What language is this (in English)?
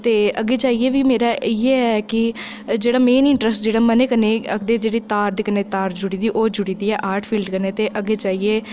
Dogri